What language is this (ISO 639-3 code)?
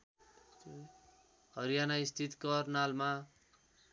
nep